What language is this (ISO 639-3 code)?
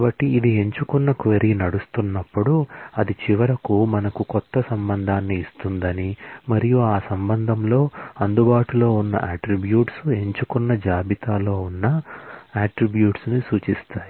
tel